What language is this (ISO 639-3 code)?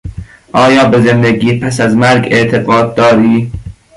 fas